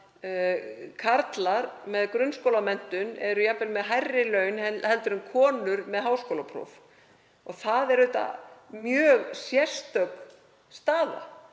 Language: Icelandic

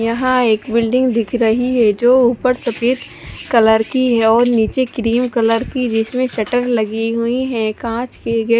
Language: Hindi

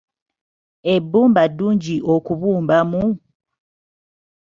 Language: Ganda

